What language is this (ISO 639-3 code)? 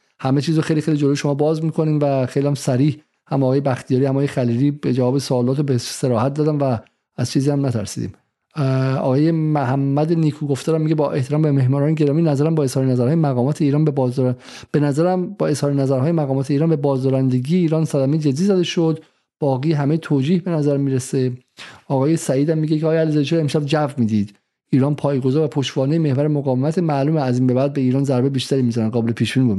fas